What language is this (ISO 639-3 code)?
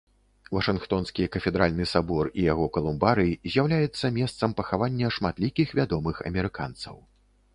bel